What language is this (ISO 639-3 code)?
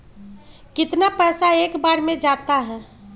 mag